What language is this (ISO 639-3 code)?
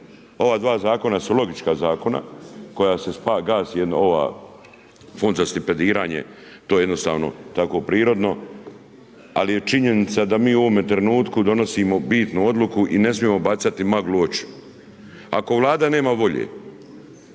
hrv